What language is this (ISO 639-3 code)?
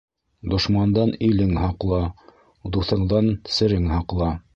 bak